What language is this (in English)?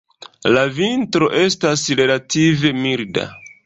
Esperanto